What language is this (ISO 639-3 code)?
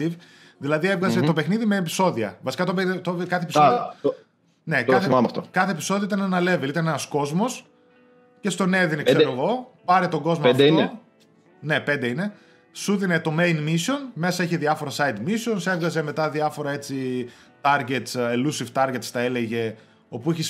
ell